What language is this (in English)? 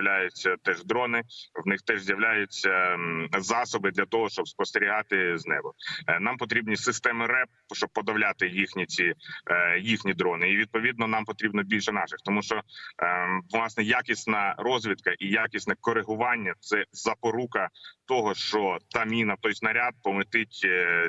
Ukrainian